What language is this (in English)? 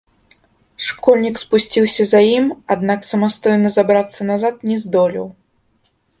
Belarusian